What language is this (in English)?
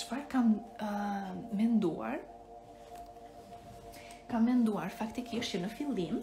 Romanian